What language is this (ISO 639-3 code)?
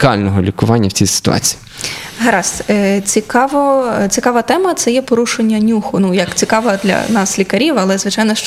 ukr